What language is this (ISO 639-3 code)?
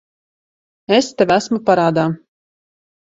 lav